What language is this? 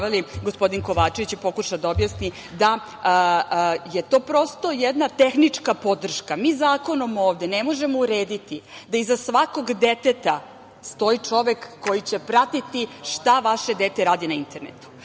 Serbian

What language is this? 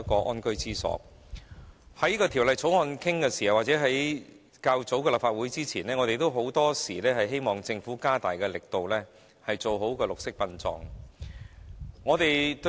Cantonese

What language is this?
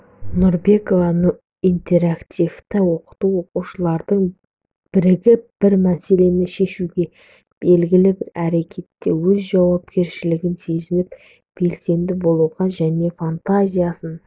Kazakh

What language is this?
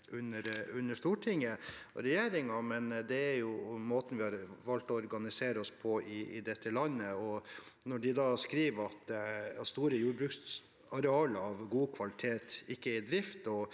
Norwegian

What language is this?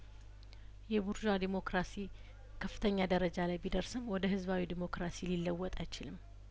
Amharic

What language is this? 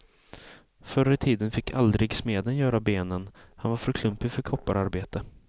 Swedish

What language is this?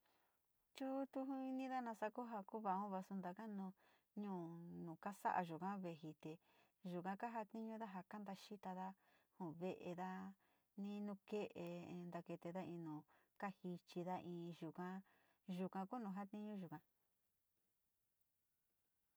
Sinicahua Mixtec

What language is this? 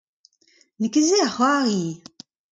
Breton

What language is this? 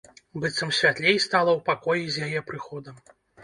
Belarusian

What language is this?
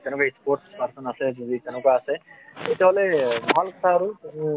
Assamese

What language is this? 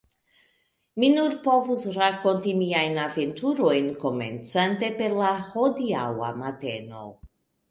Esperanto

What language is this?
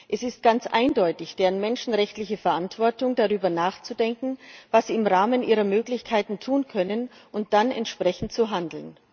German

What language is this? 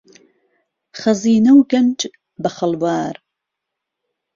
Central Kurdish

